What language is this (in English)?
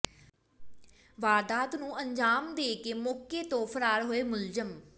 Punjabi